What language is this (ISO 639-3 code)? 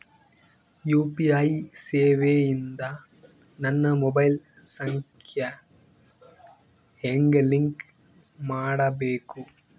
kan